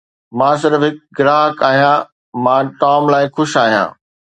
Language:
Sindhi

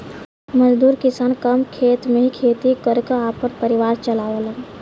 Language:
Bhojpuri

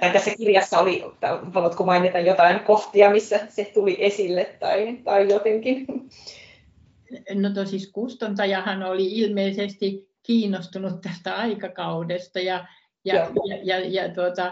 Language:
Finnish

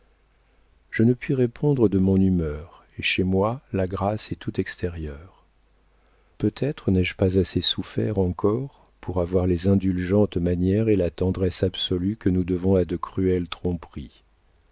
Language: French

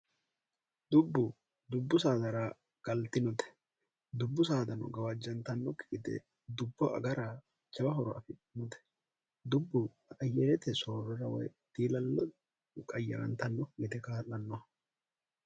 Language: Sidamo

